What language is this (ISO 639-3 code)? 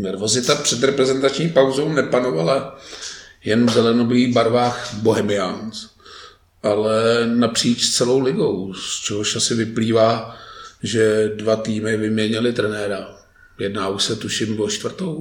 ces